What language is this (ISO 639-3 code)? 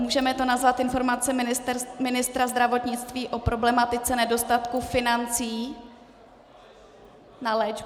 ces